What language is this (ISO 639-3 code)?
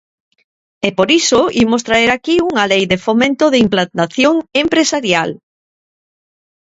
glg